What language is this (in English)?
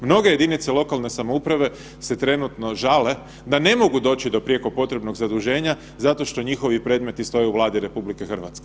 Croatian